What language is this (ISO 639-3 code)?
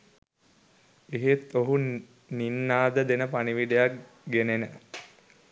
sin